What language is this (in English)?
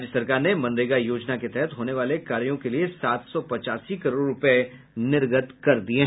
Hindi